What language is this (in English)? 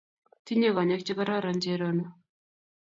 Kalenjin